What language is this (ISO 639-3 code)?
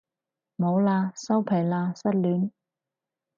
yue